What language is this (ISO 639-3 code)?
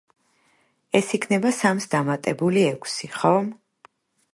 kat